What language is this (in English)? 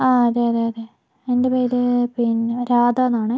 Malayalam